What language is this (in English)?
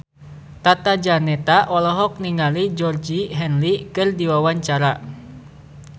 Sundanese